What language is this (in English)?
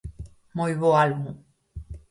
Galician